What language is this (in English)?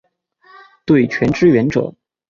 Chinese